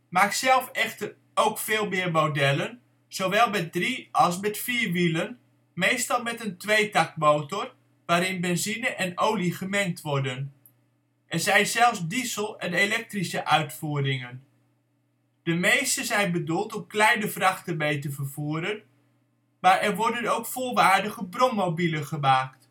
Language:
Dutch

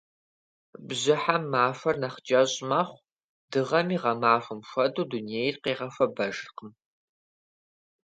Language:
Kabardian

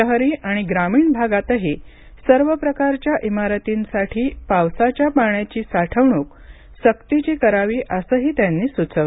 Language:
Marathi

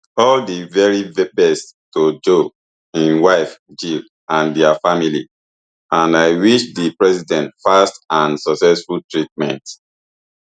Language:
Nigerian Pidgin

